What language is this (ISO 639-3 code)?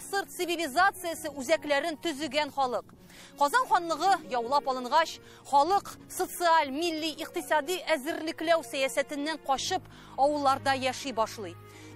tur